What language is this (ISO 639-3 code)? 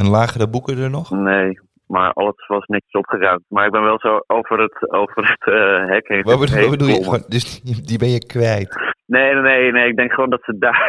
nld